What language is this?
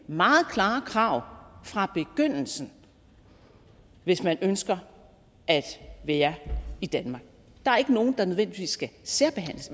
Danish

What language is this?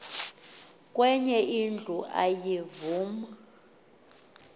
Xhosa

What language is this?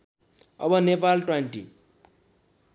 Nepali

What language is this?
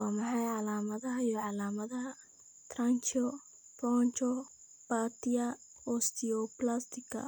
Somali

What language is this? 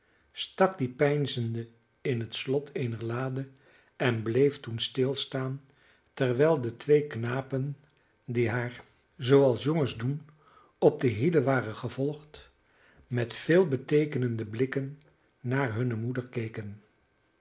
Dutch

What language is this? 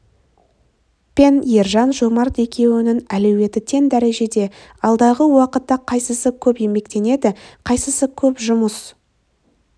Kazakh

